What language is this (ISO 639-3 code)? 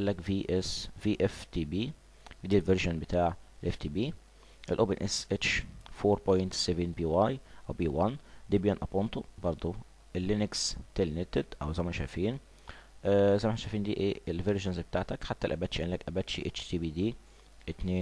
ara